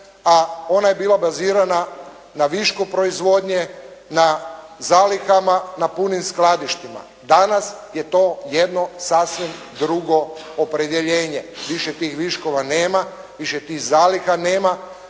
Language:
Croatian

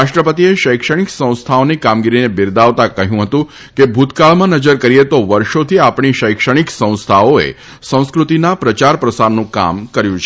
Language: Gujarati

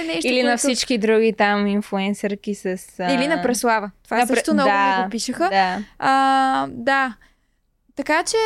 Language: Bulgarian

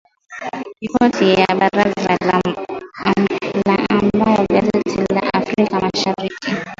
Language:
Swahili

